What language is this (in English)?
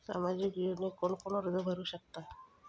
Marathi